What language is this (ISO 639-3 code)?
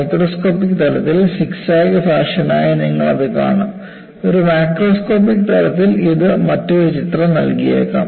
mal